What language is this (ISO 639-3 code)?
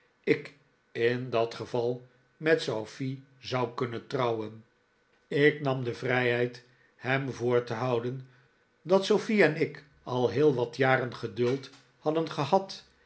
nld